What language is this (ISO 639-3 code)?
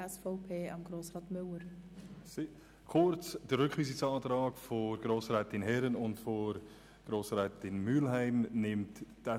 gsw